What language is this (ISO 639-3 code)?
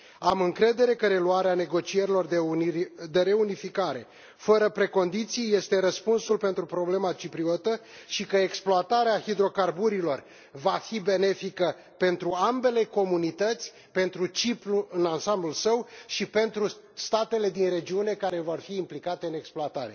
ron